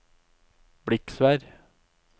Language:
Norwegian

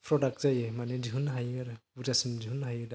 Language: Bodo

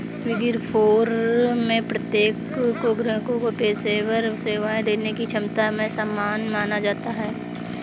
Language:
Hindi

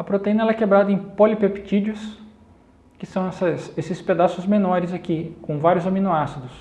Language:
Portuguese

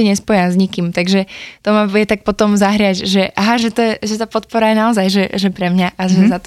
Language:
Slovak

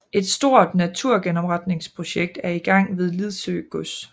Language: Danish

